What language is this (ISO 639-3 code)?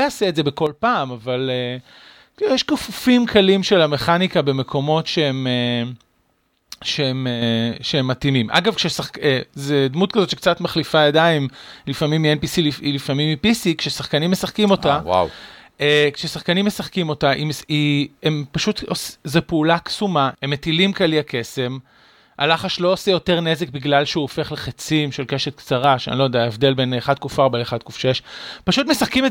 heb